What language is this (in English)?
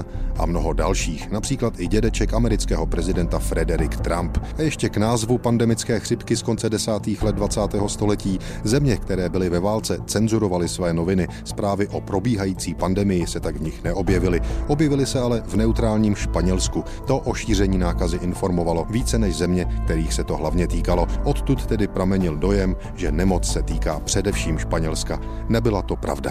Czech